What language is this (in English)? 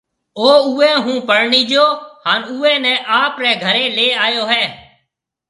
Marwari (Pakistan)